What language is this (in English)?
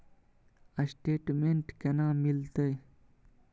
Maithili